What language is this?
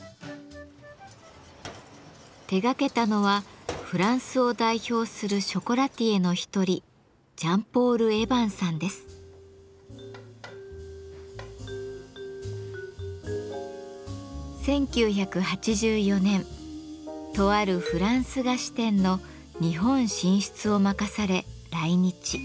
Japanese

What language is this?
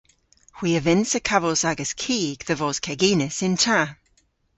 Cornish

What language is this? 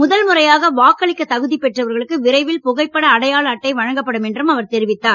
Tamil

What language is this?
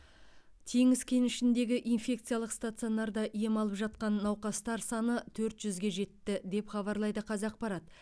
Kazakh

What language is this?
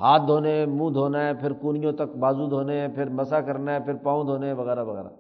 Urdu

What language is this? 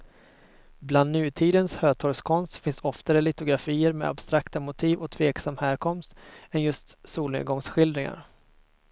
Swedish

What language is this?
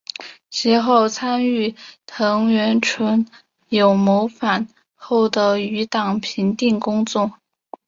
Chinese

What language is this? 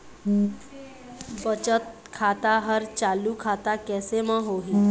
Chhattisgarhi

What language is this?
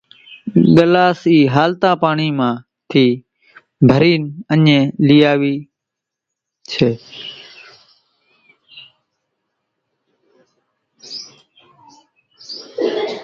Kachi Koli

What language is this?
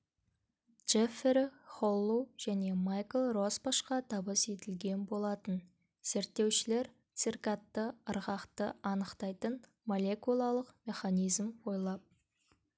Kazakh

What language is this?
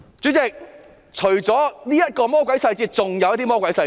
Cantonese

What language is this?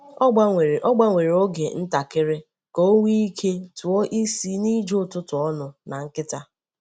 Igbo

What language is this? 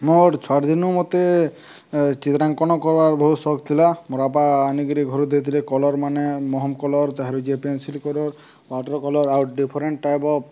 Odia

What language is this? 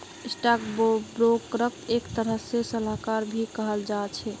Magahi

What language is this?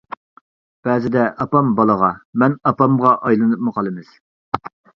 Uyghur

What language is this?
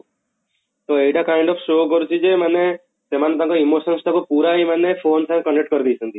Odia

